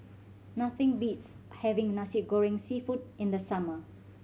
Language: English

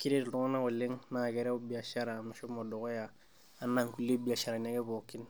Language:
Masai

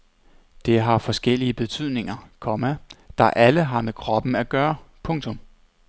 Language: Danish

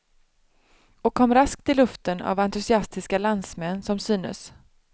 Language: Swedish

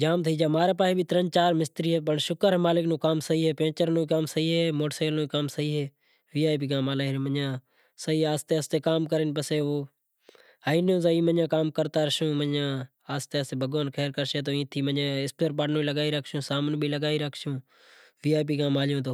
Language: Kachi Koli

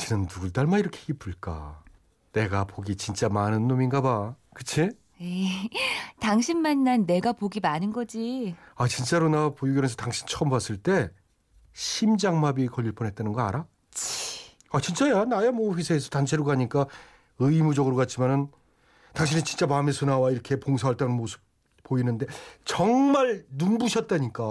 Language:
Korean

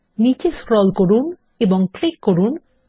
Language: Bangla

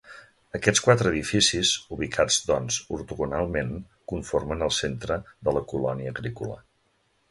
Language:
Catalan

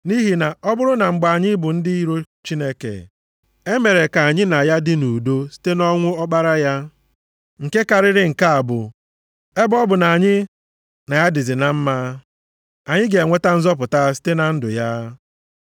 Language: Igbo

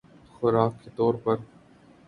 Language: Urdu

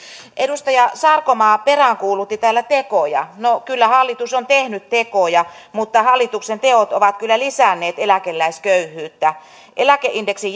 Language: Finnish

